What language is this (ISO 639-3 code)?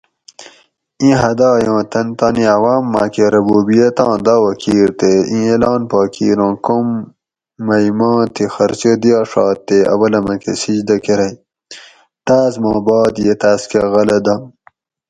gwc